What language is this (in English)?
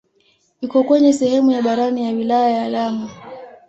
Swahili